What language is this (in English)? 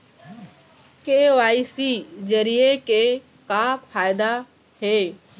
Chhattisgarhi